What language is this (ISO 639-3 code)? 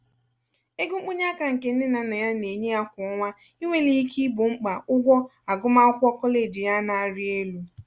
ibo